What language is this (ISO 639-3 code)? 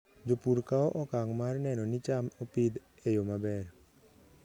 luo